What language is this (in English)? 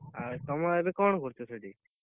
Odia